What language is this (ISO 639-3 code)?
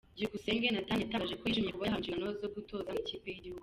kin